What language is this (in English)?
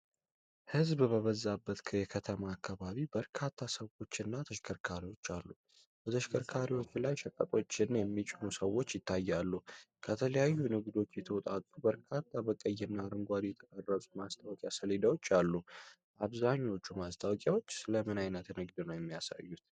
Amharic